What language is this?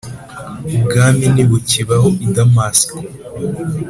Kinyarwanda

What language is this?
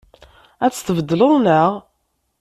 Kabyle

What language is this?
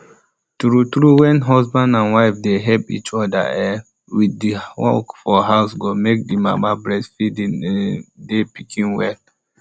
Nigerian Pidgin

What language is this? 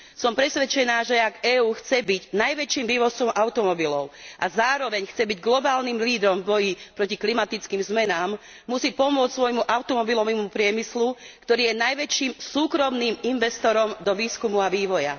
Slovak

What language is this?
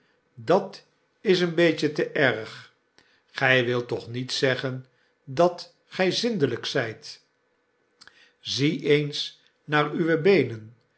Dutch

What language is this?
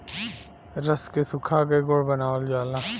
Bhojpuri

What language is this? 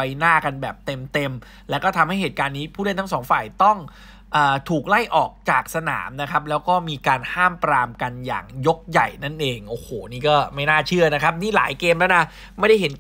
Thai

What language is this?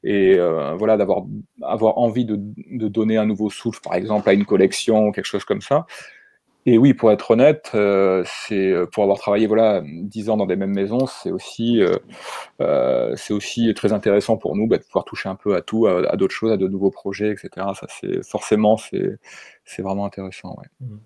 French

